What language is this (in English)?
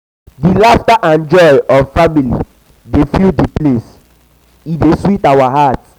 Nigerian Pidgin